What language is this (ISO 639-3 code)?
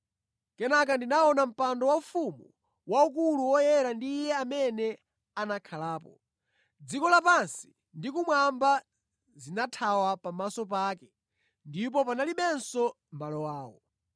nya